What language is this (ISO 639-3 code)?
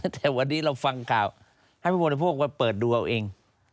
tha